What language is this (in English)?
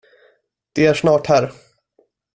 Swedish